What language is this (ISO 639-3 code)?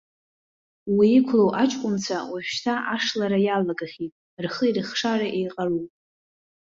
abk